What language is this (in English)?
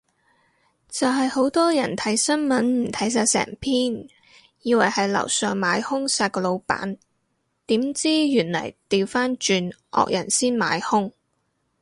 Cantonese